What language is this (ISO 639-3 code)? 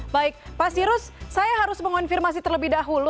ind